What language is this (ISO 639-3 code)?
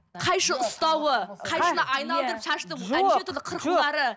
kaz